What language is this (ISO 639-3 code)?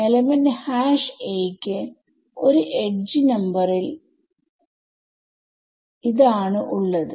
mal